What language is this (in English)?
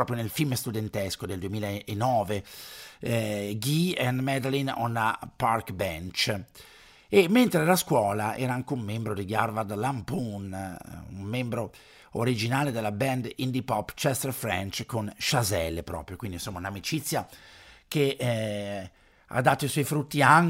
Italian